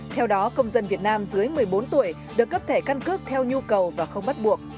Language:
Vietnamese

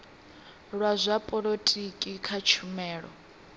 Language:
Venda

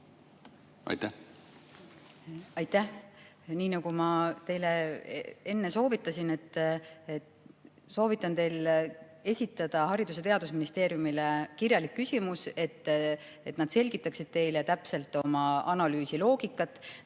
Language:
Estonian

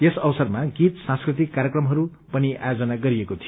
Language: Nepali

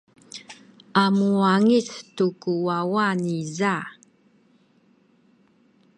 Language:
Sakizaya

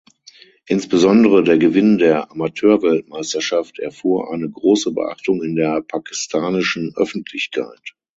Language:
German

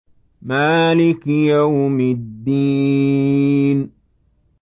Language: Arabic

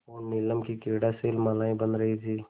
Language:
Hindi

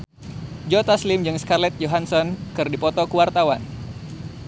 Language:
Sundanese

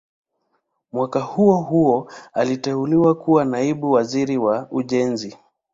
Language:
Swahili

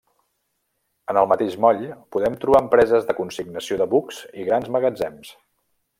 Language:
Catalan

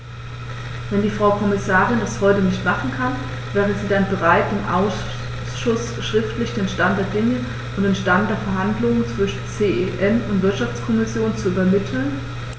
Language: German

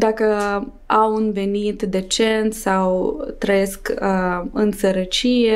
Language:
Romanian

